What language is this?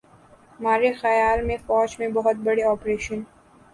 Urdu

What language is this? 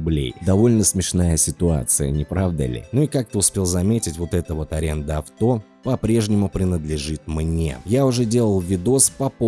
Russian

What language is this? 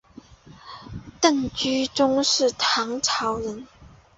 Chinese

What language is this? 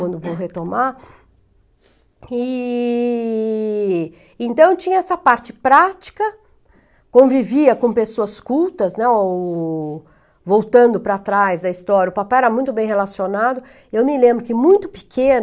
Portuguese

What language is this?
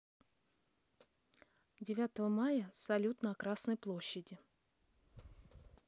Russian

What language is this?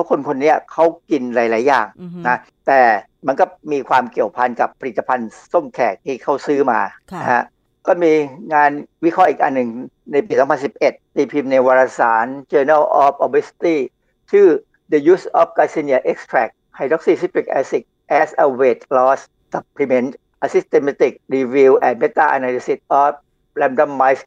Thai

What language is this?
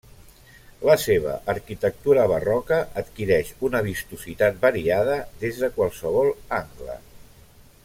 Catalan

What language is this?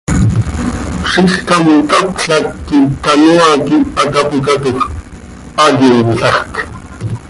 Seri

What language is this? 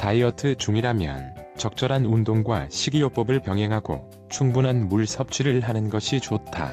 Korean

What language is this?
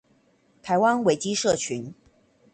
Chinese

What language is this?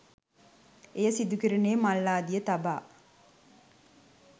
Sinhala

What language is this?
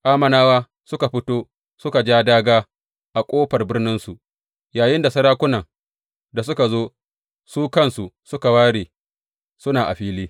Hausa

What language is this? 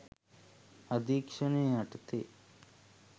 Sinhala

